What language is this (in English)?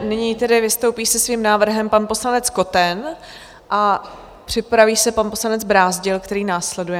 Czech